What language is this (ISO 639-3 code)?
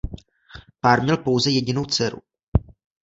ces